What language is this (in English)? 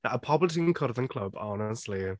Welsh